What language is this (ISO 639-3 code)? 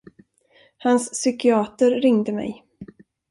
swe